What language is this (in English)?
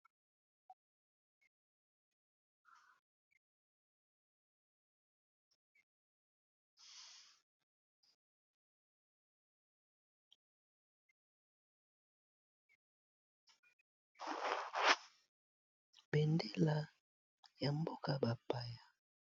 Lingala